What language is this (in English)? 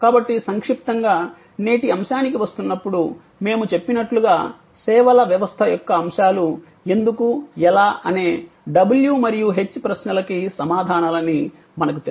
Telugu